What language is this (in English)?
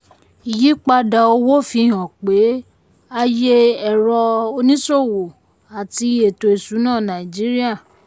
Yoruba